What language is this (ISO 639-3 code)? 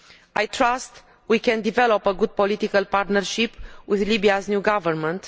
eng